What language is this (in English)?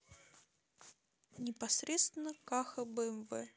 Russian